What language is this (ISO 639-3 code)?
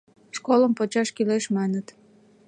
chm